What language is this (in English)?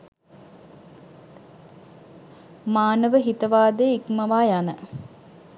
Sinhala